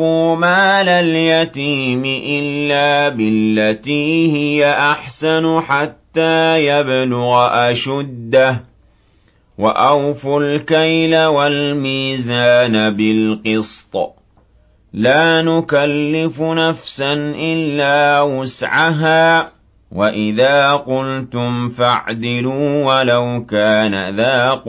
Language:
Arabic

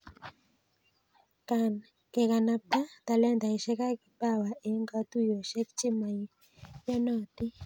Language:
Kalenjin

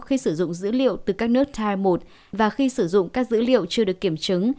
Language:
Vietnamese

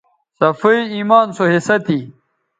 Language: Bateri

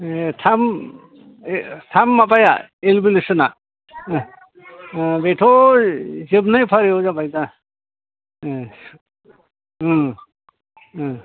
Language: Bodo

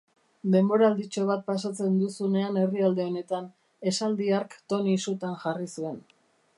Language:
Basque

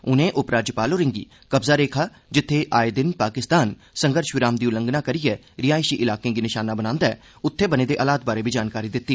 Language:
Dogri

